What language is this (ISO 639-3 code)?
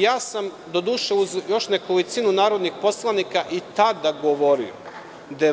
srp